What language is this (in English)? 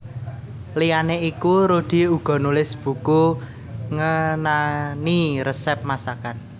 Javanese